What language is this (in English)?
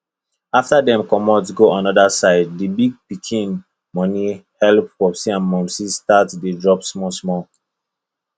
Nigerian Pidgin